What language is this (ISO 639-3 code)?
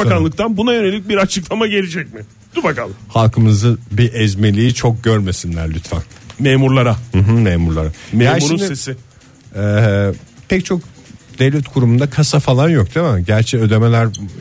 tur